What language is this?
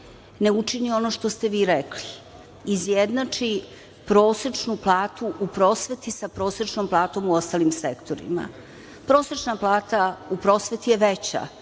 Serbian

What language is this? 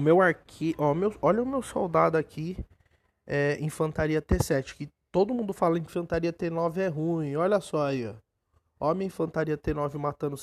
Portuguese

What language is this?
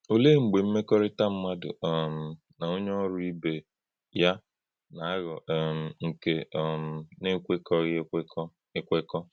Igbo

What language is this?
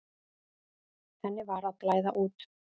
Icelandic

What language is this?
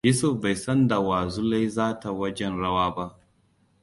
Hausa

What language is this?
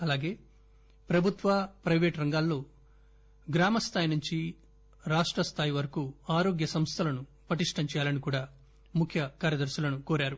Telugu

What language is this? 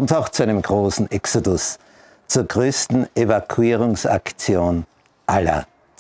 German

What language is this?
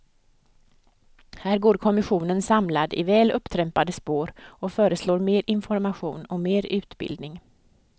Swedish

